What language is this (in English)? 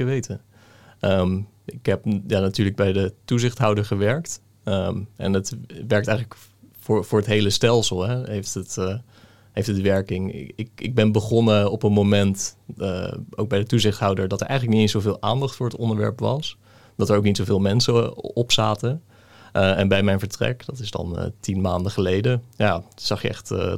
Dutch